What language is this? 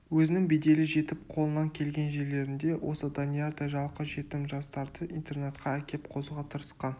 Kazakh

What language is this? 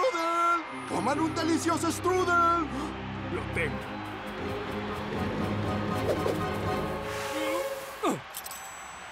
Spanish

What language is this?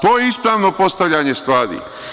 Serbian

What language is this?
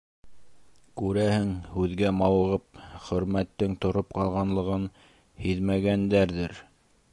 Bashkir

